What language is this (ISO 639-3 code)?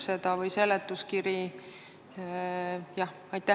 est